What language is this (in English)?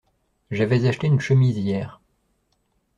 French